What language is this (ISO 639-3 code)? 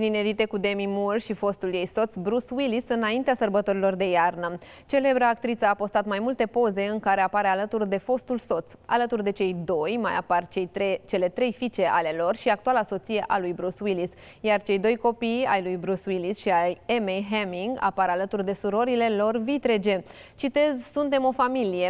ron